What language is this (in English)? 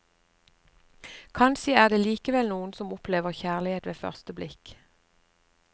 Norwegian